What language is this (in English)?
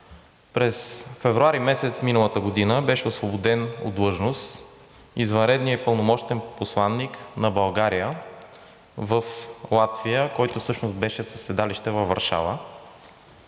Bulgarian